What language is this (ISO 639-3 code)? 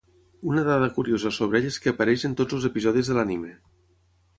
cat